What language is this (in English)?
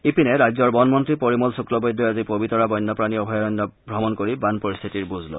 Assamese